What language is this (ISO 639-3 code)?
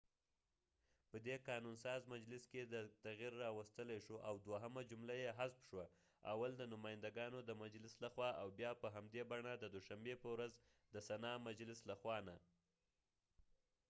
pus